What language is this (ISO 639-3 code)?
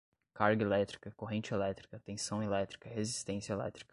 por